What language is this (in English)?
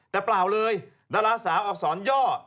Thai